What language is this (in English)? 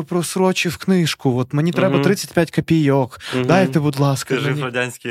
Ukrainian